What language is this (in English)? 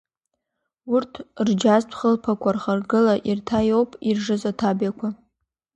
Abkhazian